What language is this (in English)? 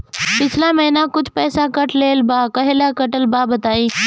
Bhojpuri